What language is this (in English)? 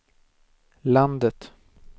Swedish